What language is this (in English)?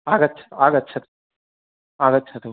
Sanskrit